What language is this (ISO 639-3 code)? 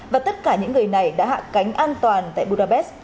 vie